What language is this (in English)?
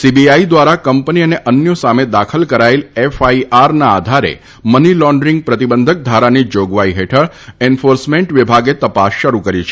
Gujarati